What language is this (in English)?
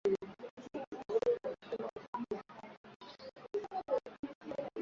Swahili